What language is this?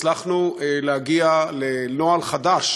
Hebrew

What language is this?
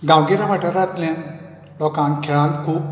Konkani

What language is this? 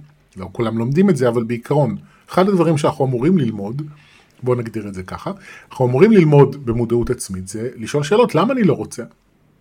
Hebrew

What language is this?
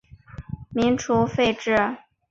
Chinese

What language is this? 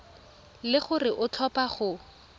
Tswana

